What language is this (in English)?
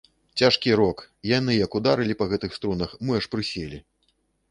Belarusian